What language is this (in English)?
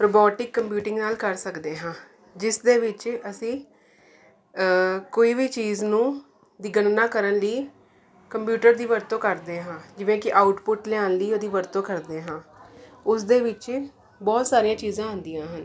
Punjabi